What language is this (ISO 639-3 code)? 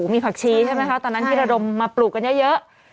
tha